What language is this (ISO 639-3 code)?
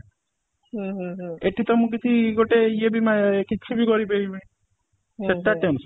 ori